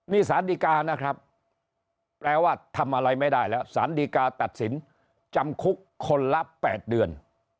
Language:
Thai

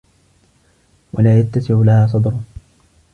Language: Arabic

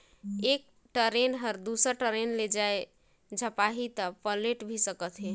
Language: Chhattisgarhi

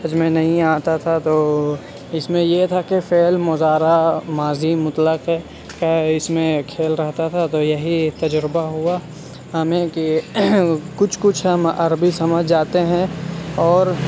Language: Urdu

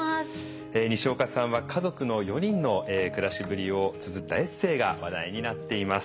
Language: Japanese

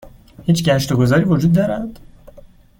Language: Persian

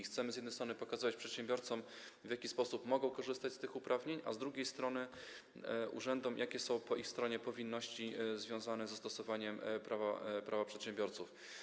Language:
Polish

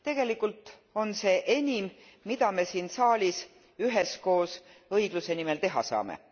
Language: Estonian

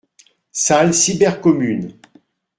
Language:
French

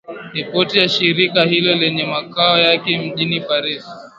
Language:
Swahili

